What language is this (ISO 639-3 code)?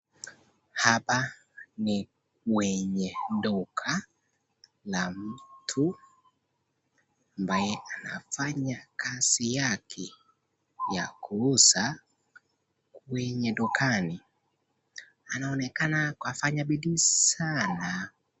swa